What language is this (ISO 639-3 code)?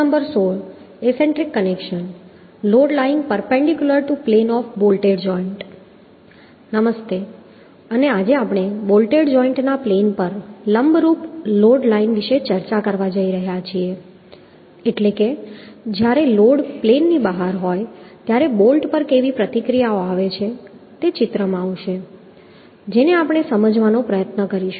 guj